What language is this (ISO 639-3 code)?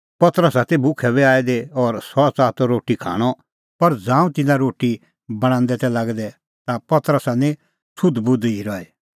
kfx